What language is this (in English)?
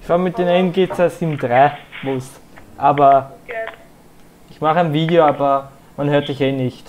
German